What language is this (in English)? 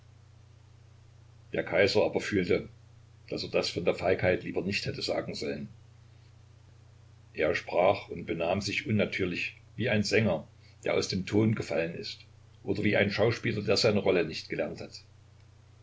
German